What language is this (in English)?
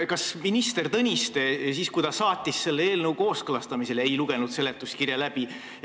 Estonian